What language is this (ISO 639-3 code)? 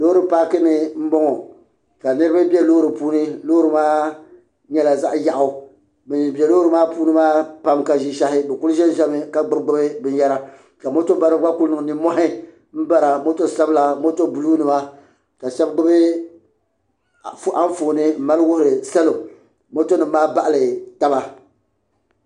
dag